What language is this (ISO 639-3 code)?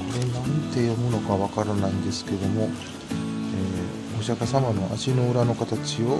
jpn